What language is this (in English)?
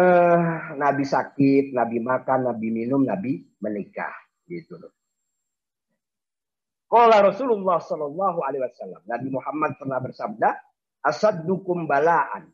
Indonesian